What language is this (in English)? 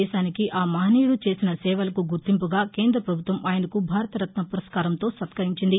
Telugu